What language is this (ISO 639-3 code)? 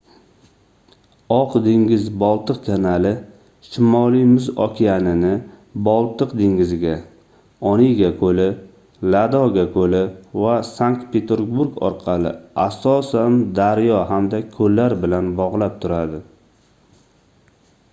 uzb